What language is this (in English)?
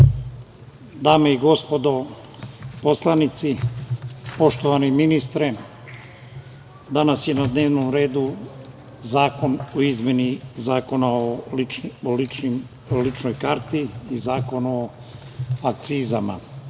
Serbian